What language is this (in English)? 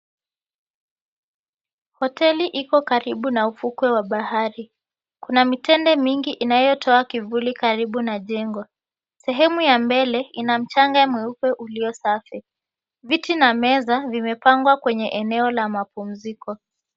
Swahili